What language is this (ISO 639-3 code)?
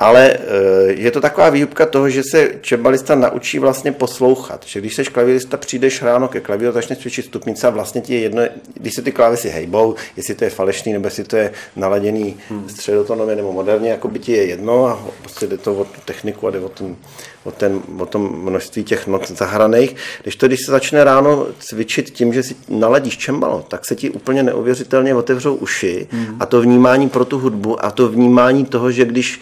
ces